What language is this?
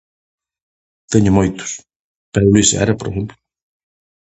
Galician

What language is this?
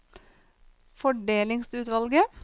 Norwegian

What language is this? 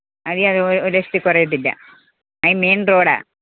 Malayalam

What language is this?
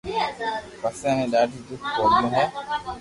Loarki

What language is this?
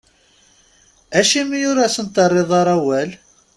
Kabyle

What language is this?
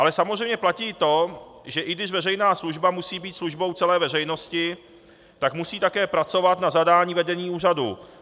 Czech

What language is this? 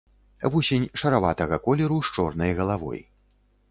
Belarusian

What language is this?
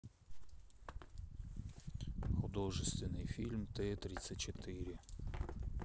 Russian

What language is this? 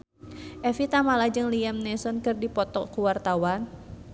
Sundanese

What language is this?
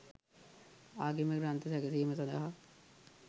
Sinhala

